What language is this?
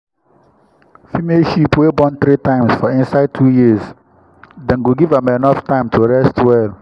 Nigerian Pidgin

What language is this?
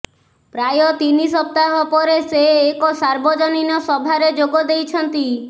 Odia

